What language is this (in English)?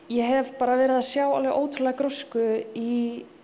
Icelandic